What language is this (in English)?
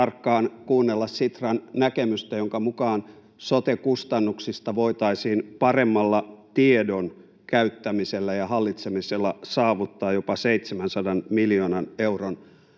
Finnish